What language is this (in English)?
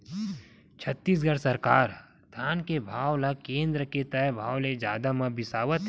Chhattisgarhi